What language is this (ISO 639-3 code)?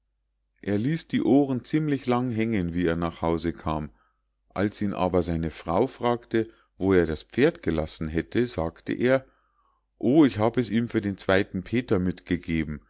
deu